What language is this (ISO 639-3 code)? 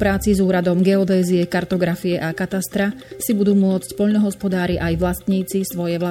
slk